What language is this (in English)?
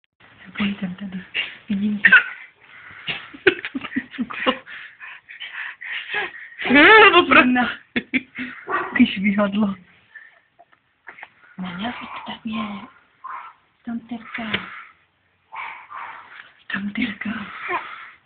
Czech